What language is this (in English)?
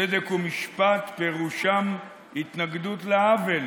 Hebrew